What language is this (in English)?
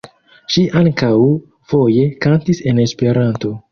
Esperanto